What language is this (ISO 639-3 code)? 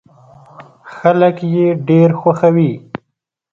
pus